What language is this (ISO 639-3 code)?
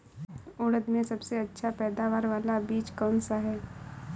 hin